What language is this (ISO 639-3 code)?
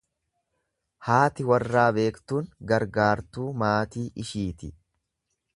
orm